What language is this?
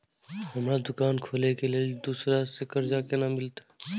Maithili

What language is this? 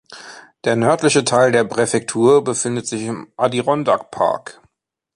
German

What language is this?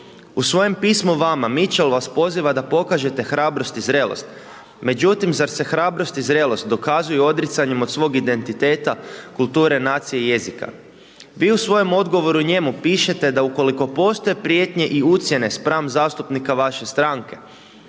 Croatian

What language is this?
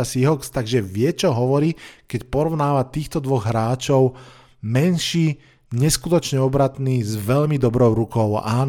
Slovak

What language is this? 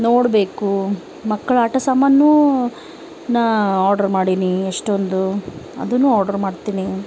Kannada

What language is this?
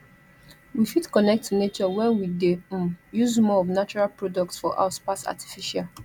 Nigerian Pidgin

